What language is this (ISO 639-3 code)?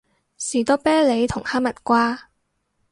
yue